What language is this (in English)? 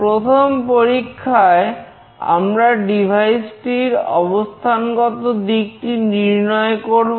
Bangla